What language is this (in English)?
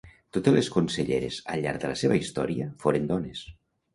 Catalan